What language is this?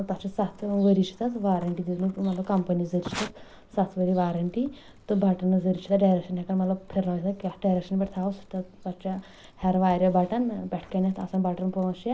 Kashmiri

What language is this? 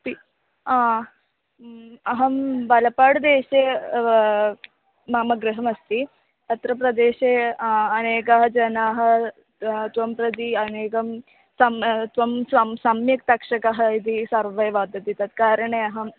Sanskrit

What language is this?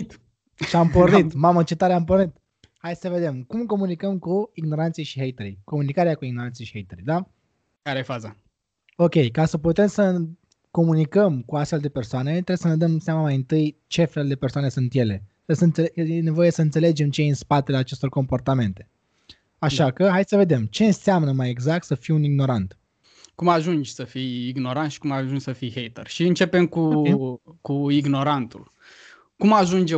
Romanian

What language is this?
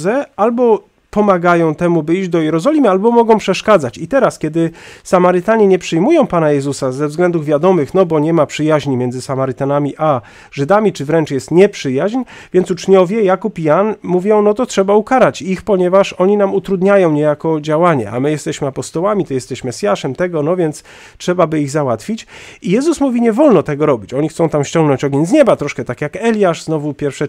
Polish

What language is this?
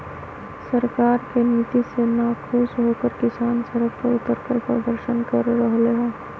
Magahi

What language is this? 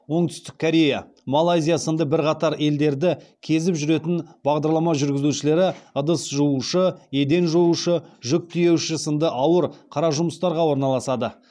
Kazakh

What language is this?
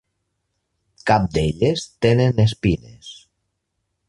Catalan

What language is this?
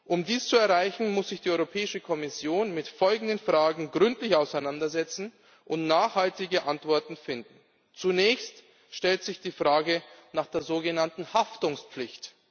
German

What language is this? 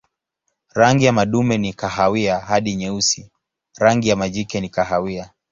Swahili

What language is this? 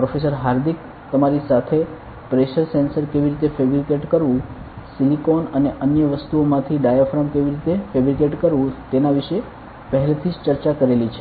Gujarati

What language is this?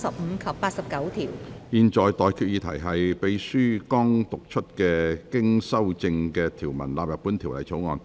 Cantonese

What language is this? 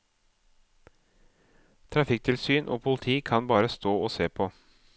Norwegian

